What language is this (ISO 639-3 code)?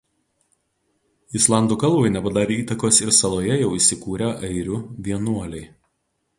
lit